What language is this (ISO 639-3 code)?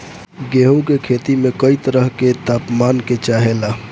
bho